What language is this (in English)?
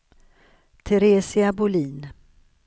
Swedish